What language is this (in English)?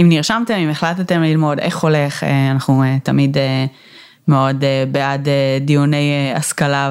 Hebrew